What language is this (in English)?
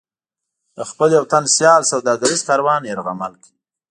Pashto